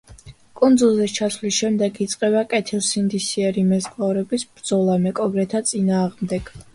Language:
Georgian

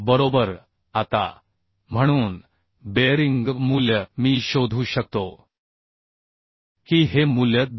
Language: Marathi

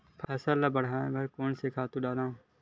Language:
Chhattisgarhi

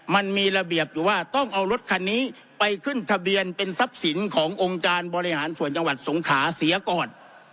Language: Thai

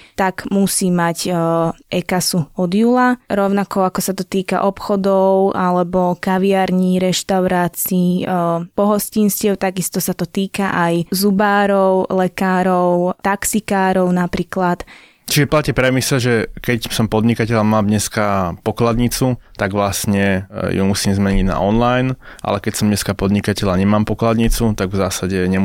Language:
Slovak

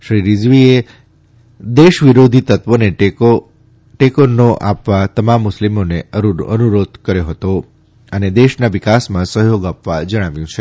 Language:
Gujarati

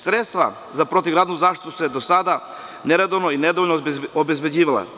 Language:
Serbian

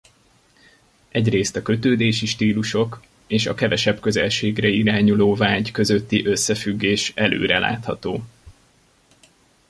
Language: Hungarian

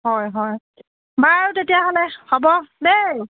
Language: Assamese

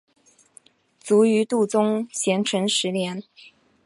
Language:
Chinese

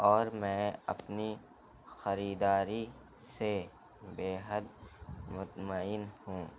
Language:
Urdu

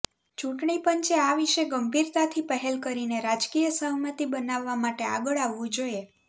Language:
Gujarati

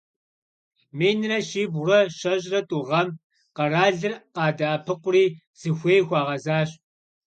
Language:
Kabardian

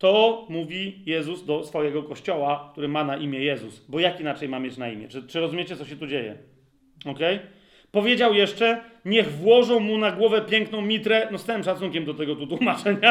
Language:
Polish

